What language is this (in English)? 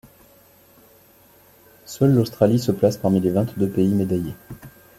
French